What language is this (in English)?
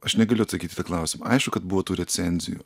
Lithuanian